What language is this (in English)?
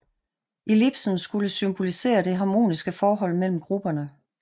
Danish